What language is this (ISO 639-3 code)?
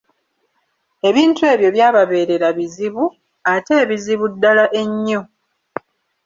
lug